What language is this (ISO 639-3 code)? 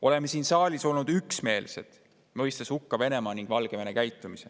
est